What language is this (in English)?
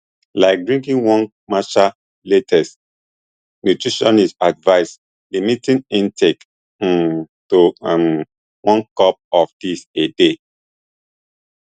Nigerian Pidgin